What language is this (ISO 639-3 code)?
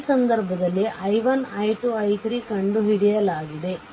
kan